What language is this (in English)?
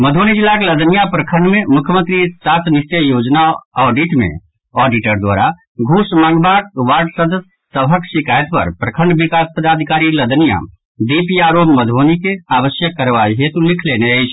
Maithili